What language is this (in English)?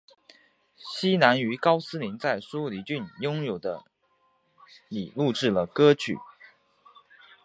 Chinese